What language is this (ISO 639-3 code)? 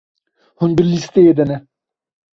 kur